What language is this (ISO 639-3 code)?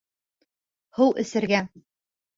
bak